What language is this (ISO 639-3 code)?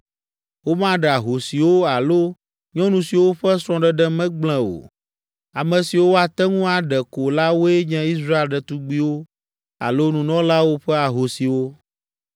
ewe